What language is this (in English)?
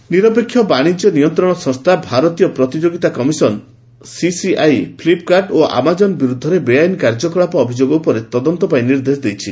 Odia